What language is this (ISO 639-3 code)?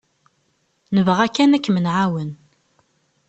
kab